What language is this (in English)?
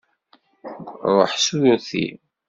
Kabyle